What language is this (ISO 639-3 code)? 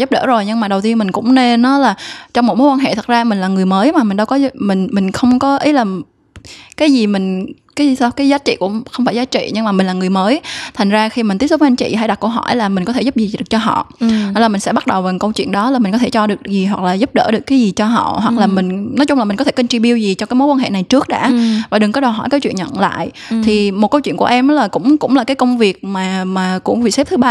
vie